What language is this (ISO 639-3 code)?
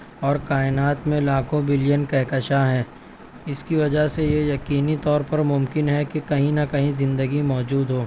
urd